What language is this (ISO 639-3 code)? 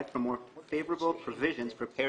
heb